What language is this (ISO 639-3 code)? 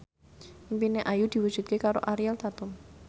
jav